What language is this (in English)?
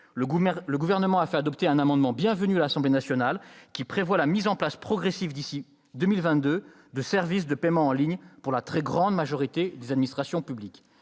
French